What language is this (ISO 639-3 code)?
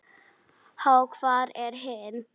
isl